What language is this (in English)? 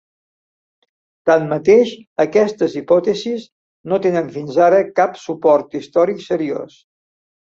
Catalan